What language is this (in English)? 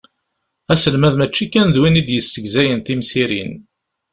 Kabyle